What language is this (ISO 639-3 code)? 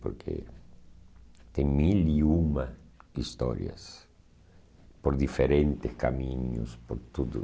por